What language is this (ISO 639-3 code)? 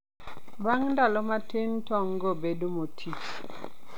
luo